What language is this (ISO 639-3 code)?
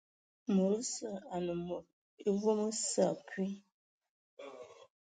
ewo